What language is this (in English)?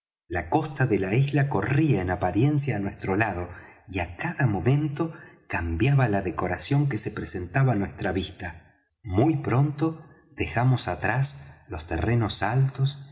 Spanish